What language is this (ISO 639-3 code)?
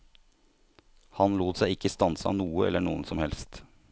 nor